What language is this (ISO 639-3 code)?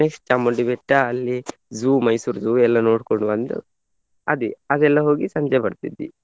kan